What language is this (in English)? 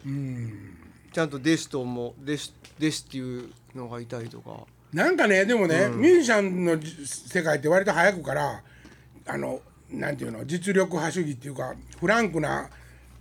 Japanese